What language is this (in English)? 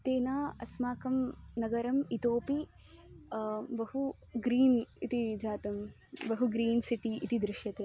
Sanskrit